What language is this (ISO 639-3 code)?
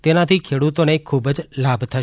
guj